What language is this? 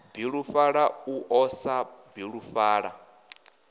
Venda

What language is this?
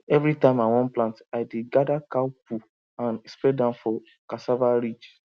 Nigerian Pidgin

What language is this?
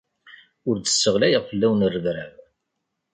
Kabyle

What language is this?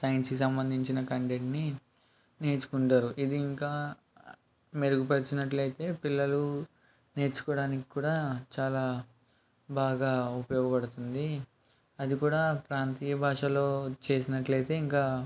Telugu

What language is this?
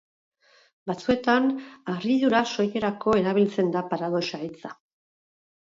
Basque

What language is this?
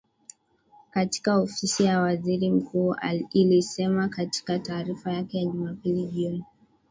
Swahili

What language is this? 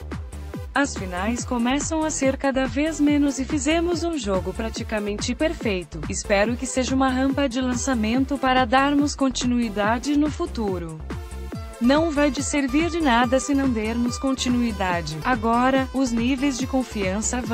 Portuguese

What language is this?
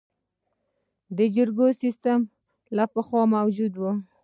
Pashto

